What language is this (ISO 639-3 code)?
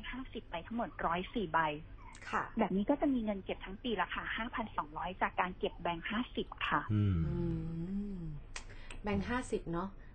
tha